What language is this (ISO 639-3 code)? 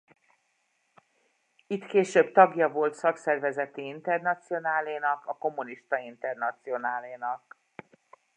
hun